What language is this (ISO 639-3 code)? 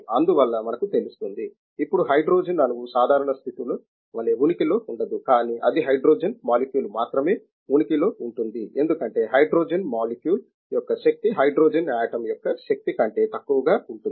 tel